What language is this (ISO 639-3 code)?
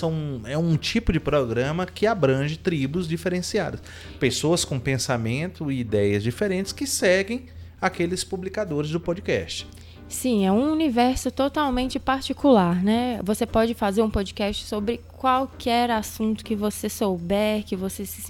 por